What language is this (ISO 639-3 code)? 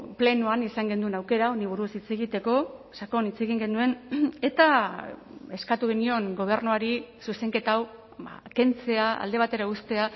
eus